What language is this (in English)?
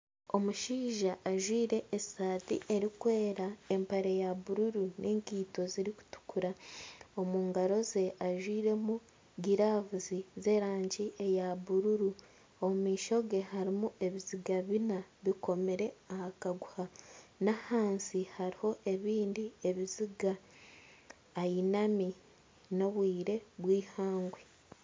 Nyankole